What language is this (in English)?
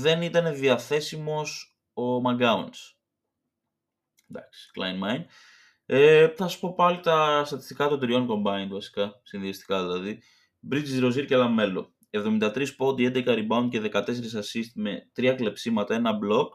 Greek